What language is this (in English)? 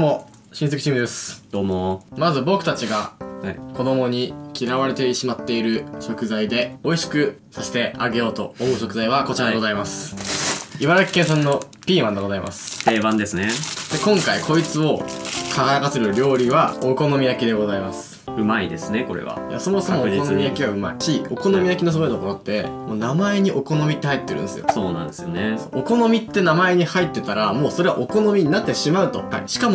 Japanese